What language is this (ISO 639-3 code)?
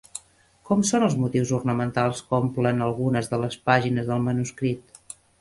cat